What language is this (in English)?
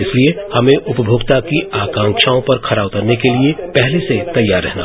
Hindi